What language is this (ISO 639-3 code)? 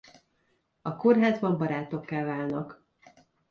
hun